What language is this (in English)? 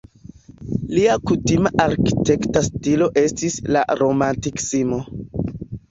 Esperanto